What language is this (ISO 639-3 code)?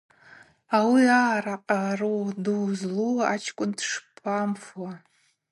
abq